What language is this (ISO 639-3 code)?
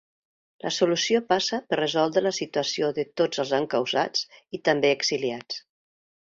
cat